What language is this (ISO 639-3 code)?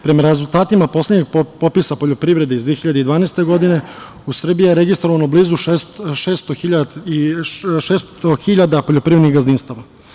srp